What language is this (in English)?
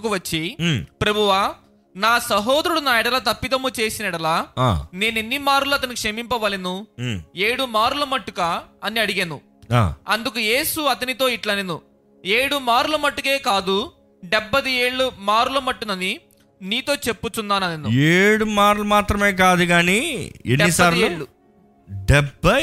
Telugu